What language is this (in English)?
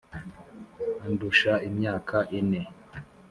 Kinyarwanda